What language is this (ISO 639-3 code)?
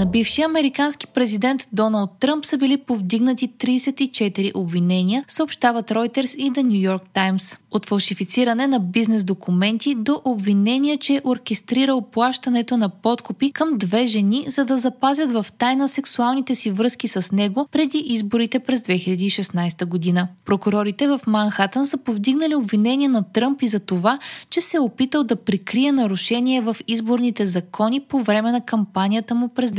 bul